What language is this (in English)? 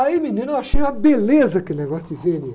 Portuguese